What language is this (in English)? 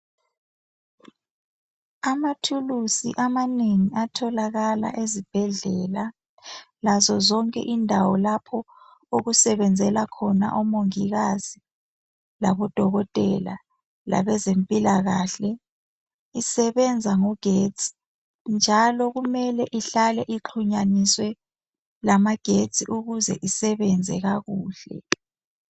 North Ndebele